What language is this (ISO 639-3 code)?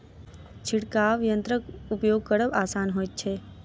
mai